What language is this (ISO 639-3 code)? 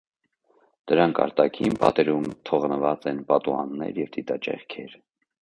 hye